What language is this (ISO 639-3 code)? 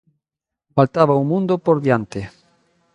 glg